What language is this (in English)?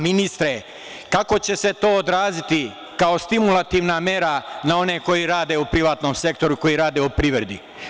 Serbian